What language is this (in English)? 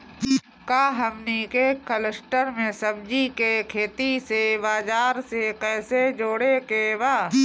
Bhojpuri